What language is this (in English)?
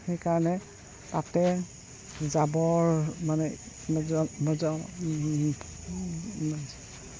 Assamese